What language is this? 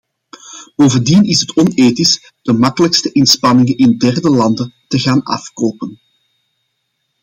Dutch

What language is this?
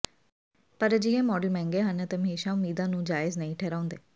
Punjabi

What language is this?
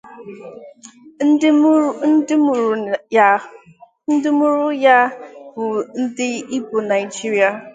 Igbo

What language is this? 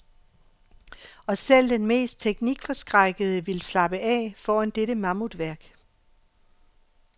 Danish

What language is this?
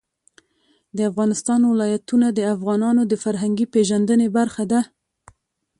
Pashto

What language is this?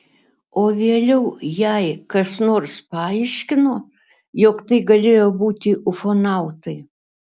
Lithuanian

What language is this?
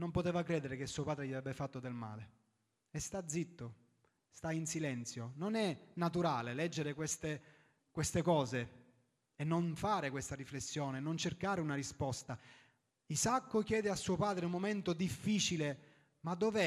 Italian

